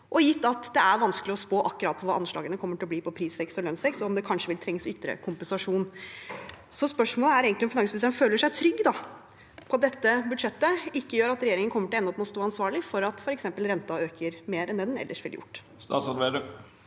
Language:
Norwegian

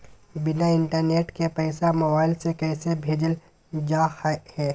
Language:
Magahi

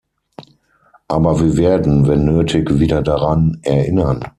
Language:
German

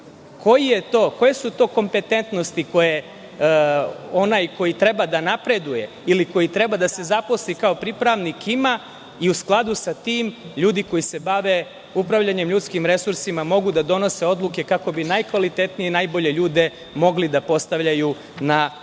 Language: Serbian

